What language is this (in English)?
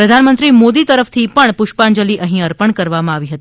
Gujarati